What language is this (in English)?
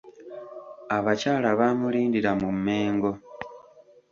Ganda